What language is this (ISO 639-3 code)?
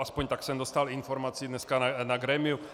ces